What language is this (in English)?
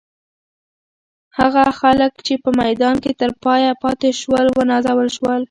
Pashto